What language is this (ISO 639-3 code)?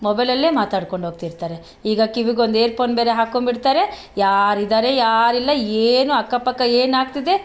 kan